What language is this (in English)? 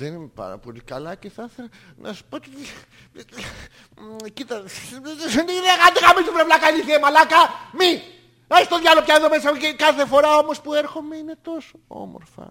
Greek